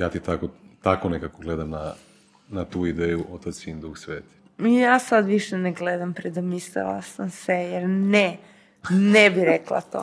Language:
Croatian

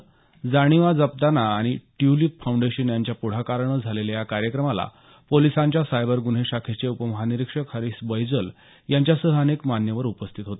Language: Marathi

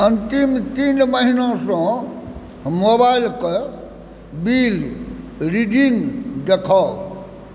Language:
Maithili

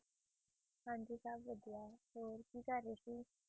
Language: Punjabi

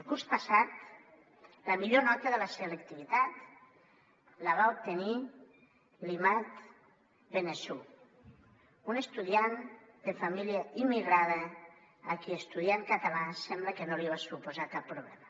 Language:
Catalan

